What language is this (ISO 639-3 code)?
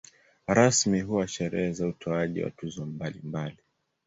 swa